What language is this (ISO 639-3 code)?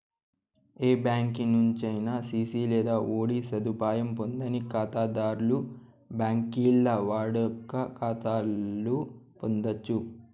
tel